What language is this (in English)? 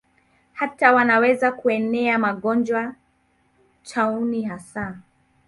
Swahili